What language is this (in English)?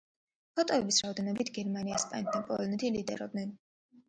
Georgian